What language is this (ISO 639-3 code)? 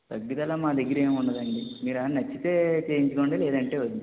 tel